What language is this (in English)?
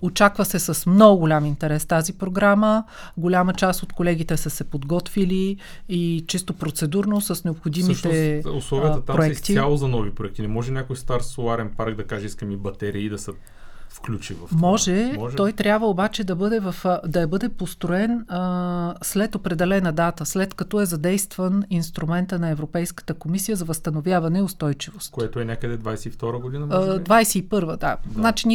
Bulgarian